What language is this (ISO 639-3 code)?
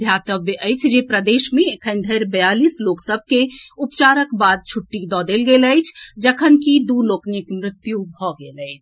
mai